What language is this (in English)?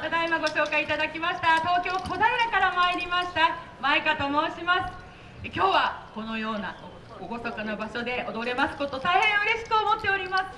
Japanese